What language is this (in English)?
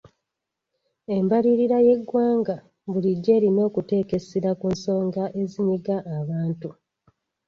Ganda